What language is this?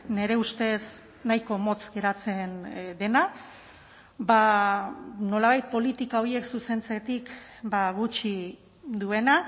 Basque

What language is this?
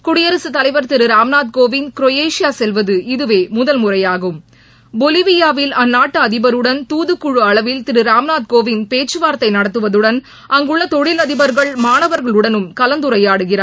Tamil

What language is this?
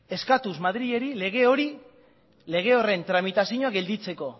Basque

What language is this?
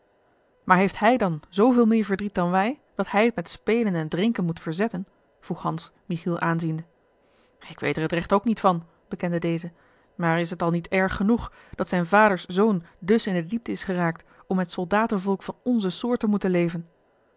Dutch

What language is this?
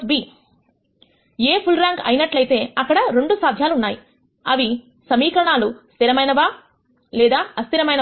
Telugu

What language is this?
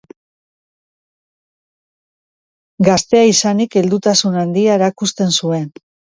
Basque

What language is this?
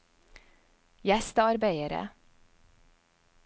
Norwegian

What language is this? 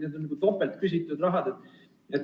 Estonian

